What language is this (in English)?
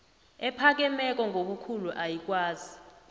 South Ndebele